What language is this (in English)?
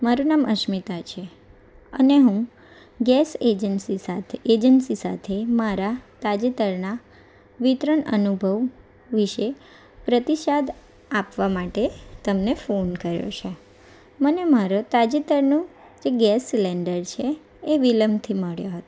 Gujarati